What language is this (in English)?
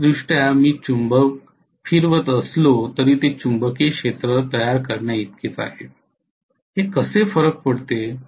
Marathi